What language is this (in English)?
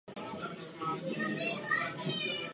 Czech